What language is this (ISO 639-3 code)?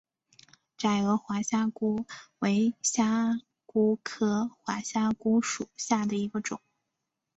zho